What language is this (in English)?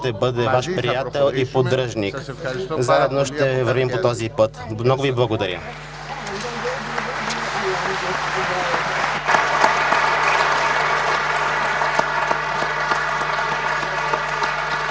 Bulgarian